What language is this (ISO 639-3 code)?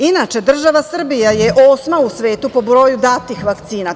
srp